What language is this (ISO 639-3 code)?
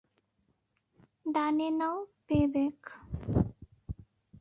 ben